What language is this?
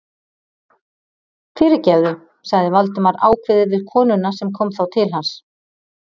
Icelandic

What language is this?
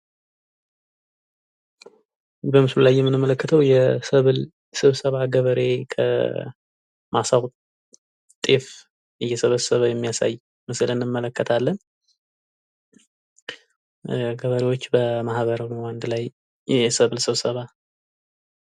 Amharic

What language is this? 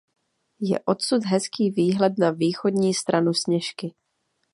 Czech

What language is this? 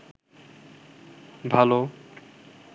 Bangla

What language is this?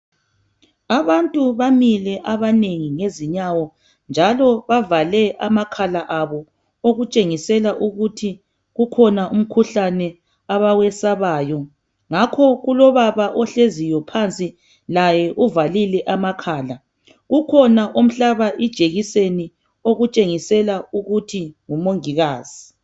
North Ndebele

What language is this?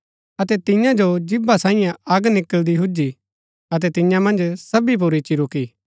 Gaddi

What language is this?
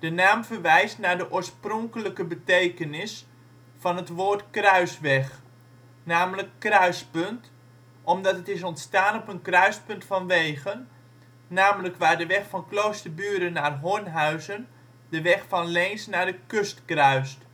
Dutch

